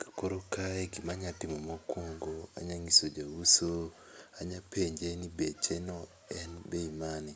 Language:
Luo (Kenya and Tanzania)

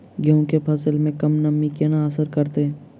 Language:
Maithili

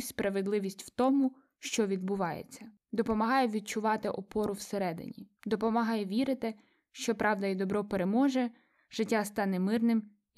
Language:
Ukrainian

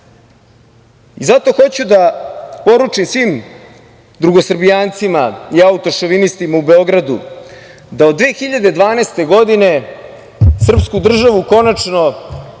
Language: Serbian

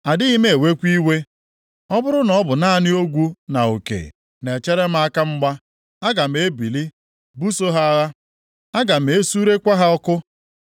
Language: Igbo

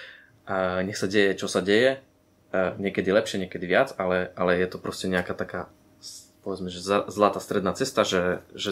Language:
Slovak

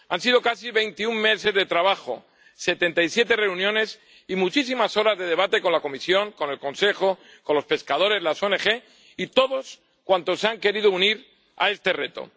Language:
Spanish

